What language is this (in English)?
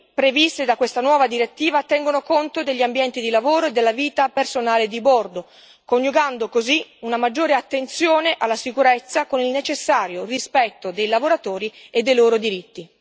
Italian